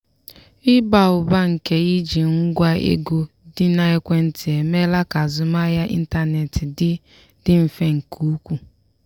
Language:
Igbo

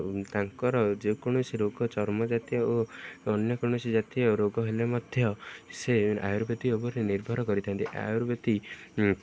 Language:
Odia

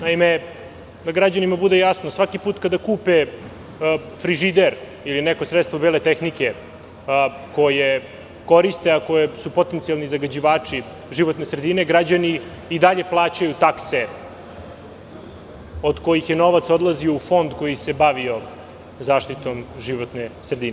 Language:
Serbian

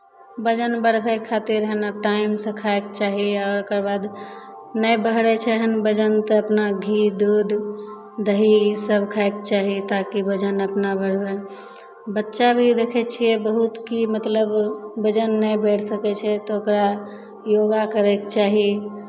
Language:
Maithili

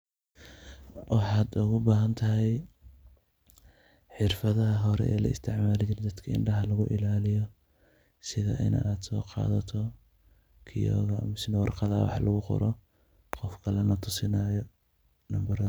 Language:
Somali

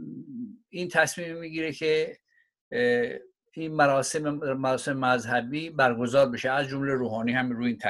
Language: Persian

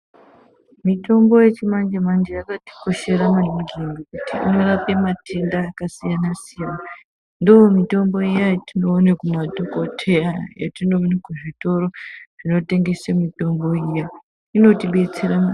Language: Ndau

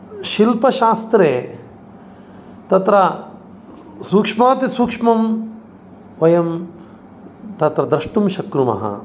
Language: Sanskrit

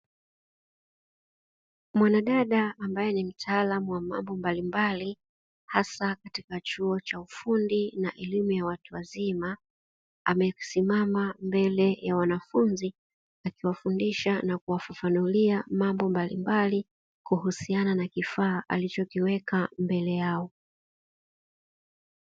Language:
Swahili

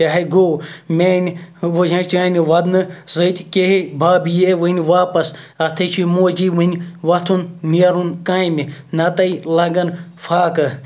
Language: Kashmiri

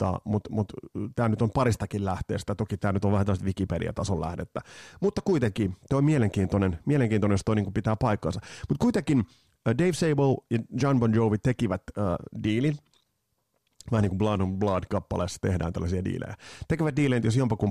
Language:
Finnish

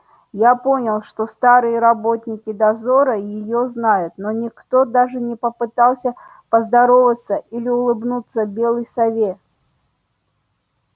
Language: Russian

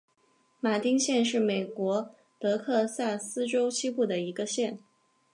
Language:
Chinese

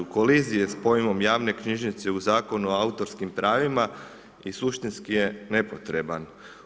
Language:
Croatian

